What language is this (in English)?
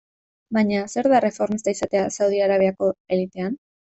Basque